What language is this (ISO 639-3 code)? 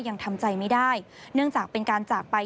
tha